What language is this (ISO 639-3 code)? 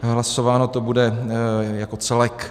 ces